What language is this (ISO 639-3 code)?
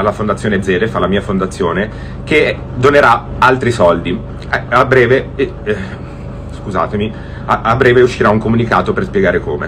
ita